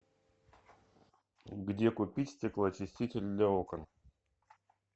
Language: Russian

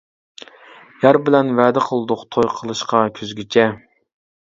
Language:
Uyghur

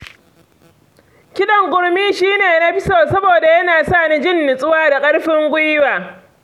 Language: Hausa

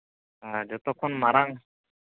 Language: Santali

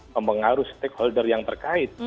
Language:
Indonesian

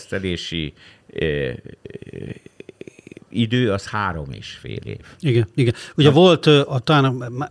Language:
Hungarian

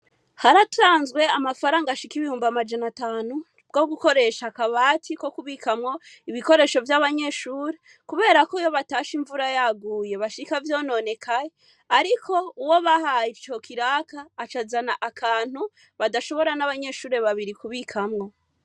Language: Rundi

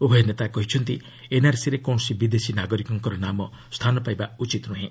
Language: Odia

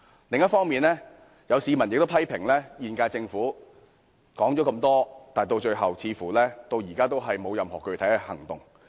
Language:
Cantonese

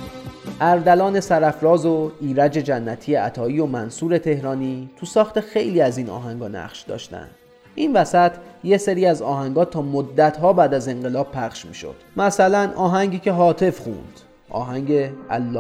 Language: Persian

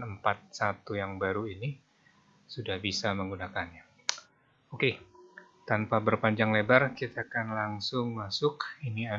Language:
Indonesian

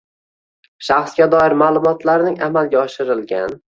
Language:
Uzbek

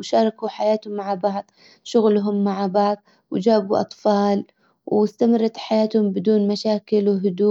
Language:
Hijazi Arabic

